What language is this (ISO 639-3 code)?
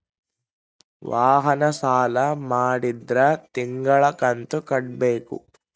kan